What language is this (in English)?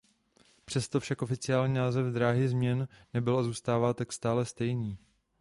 Czech